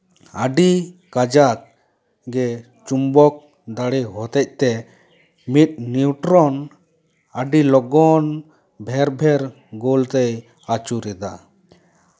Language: Santali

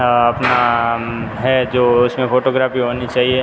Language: Hindi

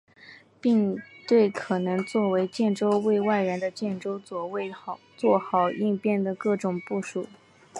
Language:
Chinese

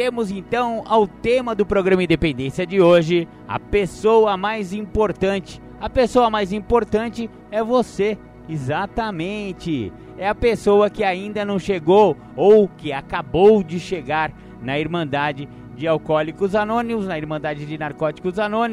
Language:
Portuguese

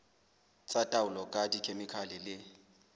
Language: Southern Sotho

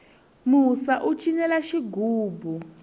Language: Tsonga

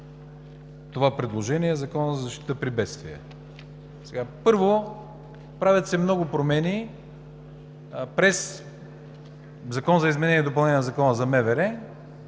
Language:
Bulgarian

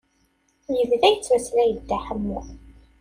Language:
Kabyle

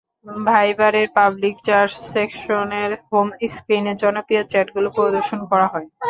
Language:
Bangla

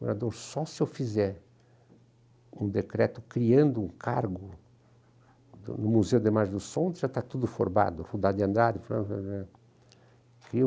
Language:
Portuguese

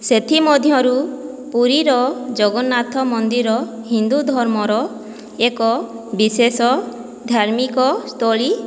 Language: Odia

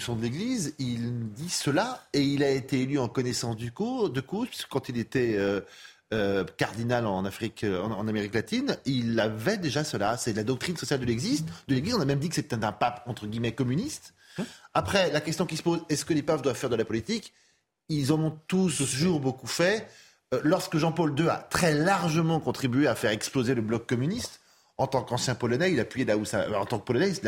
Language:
French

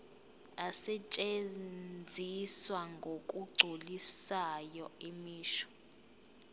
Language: Zulu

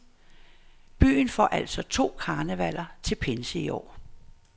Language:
Danish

